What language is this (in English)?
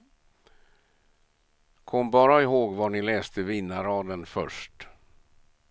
Swedish